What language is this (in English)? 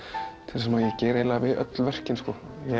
Icelandic